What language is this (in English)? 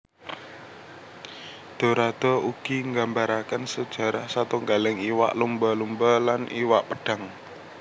Javanese